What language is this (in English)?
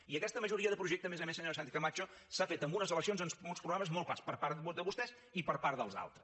Catalan